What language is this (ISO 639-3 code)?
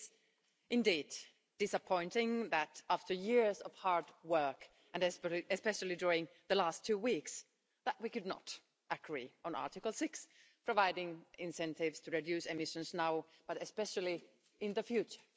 eng